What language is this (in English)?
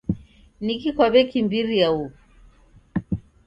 Taita